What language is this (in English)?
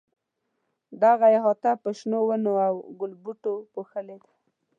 Pashto